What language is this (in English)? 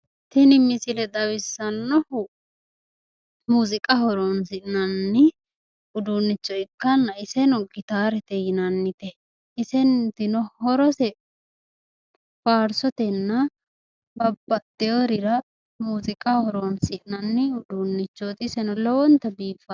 Sidamo